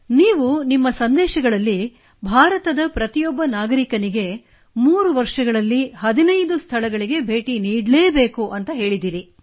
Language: Kannada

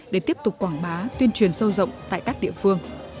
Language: Vietnamese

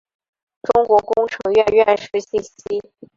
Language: Chinese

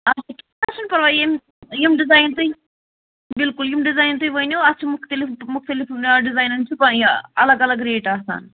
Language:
Kashmiri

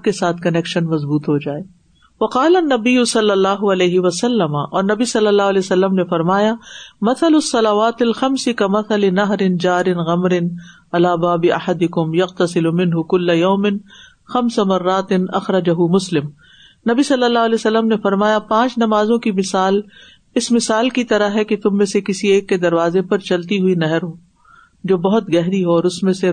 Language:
Urdu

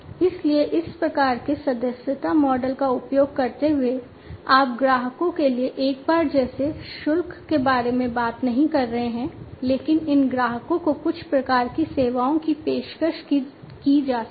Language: Hindi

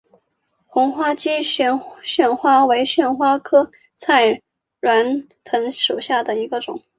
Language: Chinese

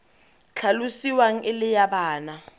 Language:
Tswana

